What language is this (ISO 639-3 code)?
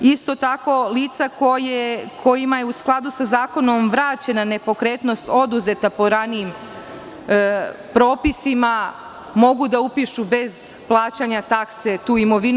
srp